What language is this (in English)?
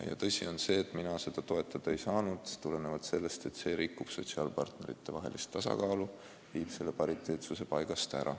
Estonian